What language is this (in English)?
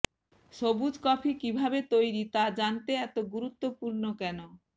Bangla